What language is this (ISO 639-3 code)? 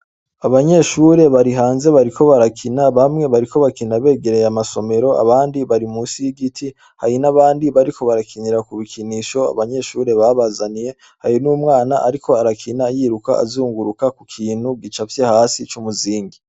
run